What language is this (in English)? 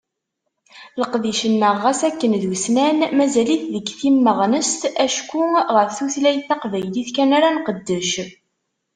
Kabyle